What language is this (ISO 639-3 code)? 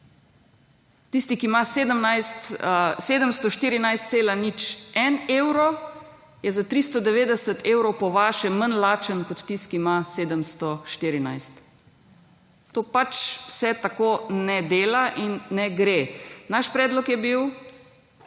slv